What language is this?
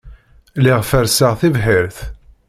Kabyle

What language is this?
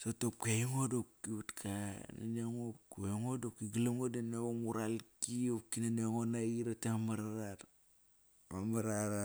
Kairak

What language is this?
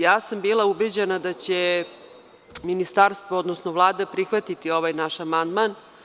Serbian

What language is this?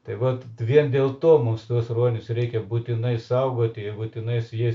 Lithuanian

